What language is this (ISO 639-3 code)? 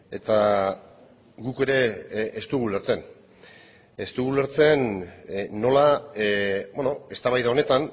eus